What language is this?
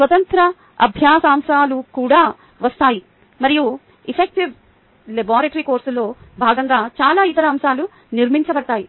Telugu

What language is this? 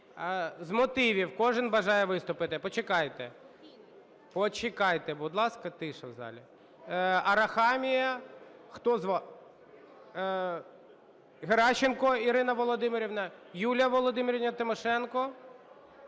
Ukrainian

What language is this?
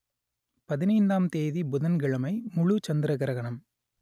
Tamil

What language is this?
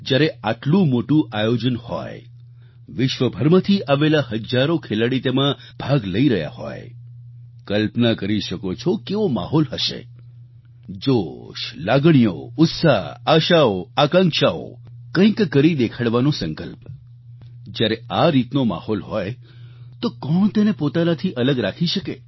Gujarati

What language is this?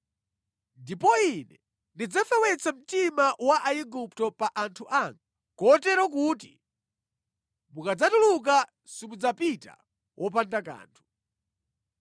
Nyanja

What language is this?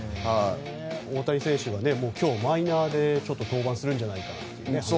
Japanese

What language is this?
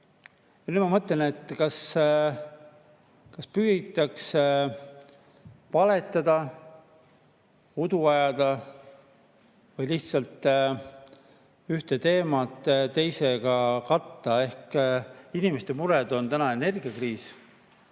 Estonian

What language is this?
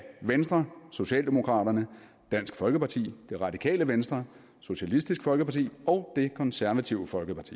Danish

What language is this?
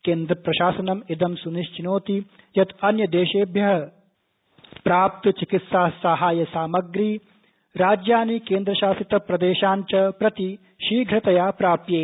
Sanskrit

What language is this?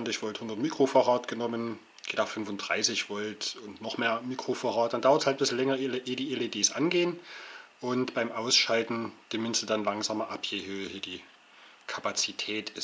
German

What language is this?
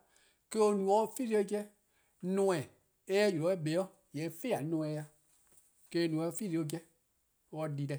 Eastern Krahn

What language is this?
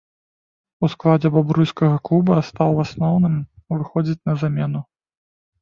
Belarusian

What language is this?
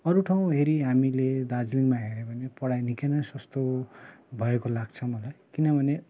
Nepali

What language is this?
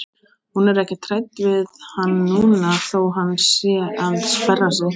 Icelandic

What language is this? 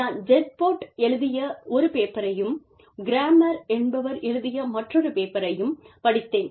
Tamil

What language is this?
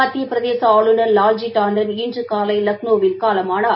Tamil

